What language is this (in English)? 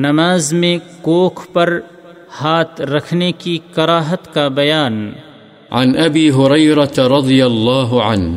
Urdu